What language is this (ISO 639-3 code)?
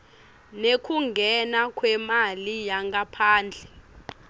ssw